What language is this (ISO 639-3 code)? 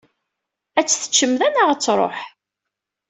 kab